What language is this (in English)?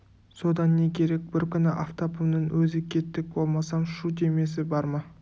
Kazakh